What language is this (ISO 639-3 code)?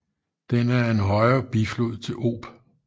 dan